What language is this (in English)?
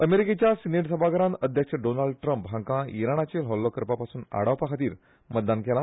Konkani